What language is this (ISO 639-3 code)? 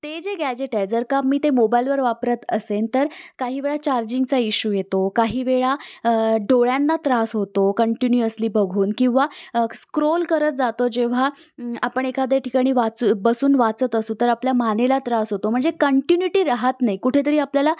mar